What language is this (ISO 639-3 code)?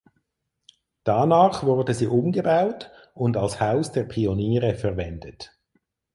deu